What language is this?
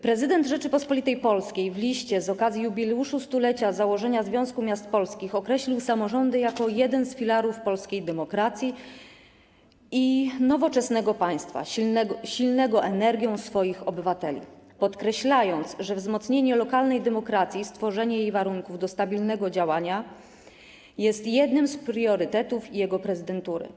Polish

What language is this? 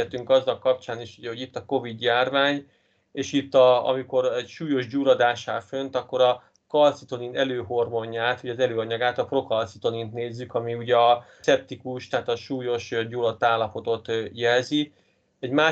Hungarian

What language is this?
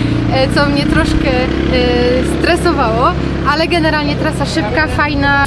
Polish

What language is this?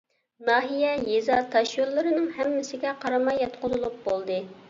Uyghur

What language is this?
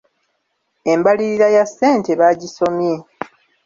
Ganda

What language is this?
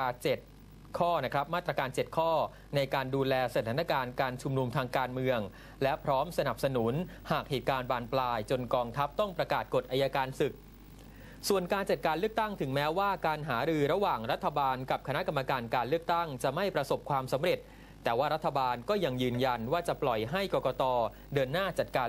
Thai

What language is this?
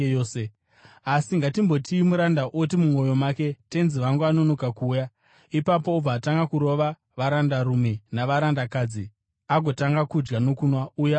Shona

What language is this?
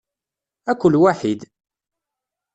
Kabyle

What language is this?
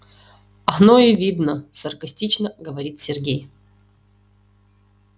Russian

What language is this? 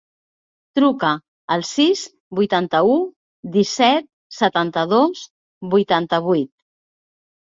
Catalan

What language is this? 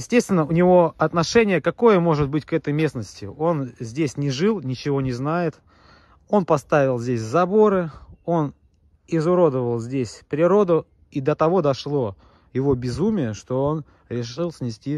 Russian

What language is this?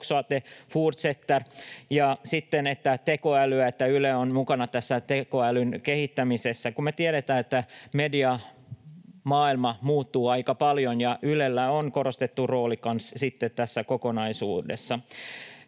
Finnish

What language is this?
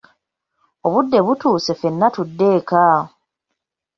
Ganda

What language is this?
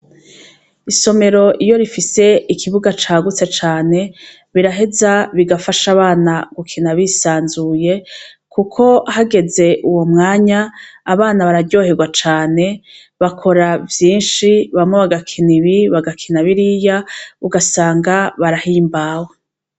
Rundi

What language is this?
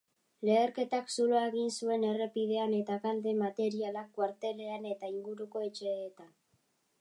Basque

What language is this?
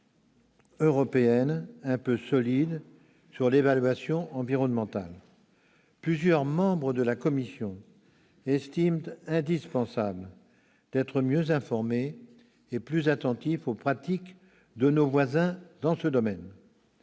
French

